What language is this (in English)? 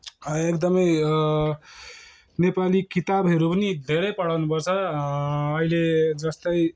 Nepali